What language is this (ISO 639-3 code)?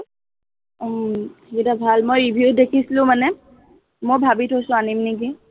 asm